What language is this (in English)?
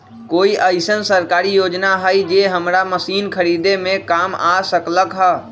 Magahi